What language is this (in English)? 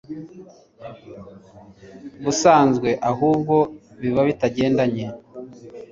Kinyarwanda